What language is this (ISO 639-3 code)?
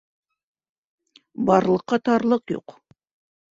bak